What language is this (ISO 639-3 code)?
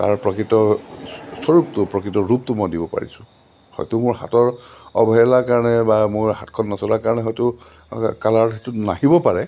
asm